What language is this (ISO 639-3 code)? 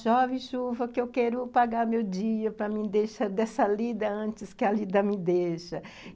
por